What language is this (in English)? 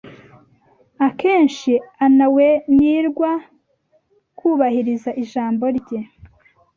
Kinyarwanda